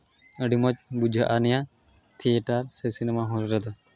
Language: Santali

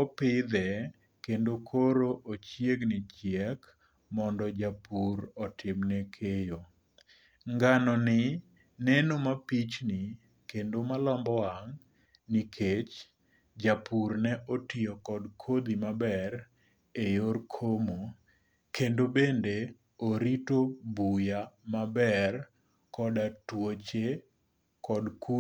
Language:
Luo (Kenya and Tanzania)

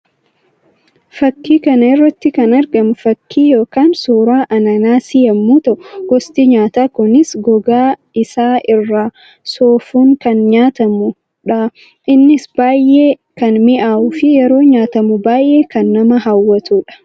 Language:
Oromo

